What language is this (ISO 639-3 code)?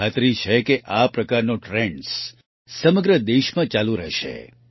guj